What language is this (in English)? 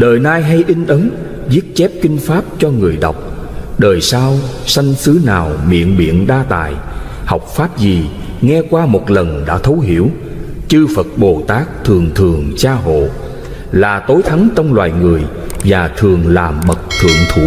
Vietnamese